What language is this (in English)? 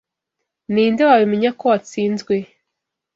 Kinyarwanda